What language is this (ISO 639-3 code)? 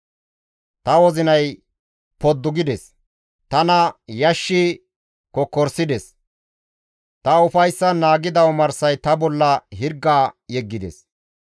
gmv